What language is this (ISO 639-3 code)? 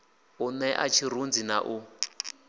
ven